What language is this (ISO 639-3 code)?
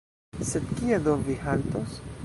epo